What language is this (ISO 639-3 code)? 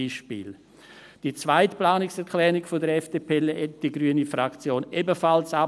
gsw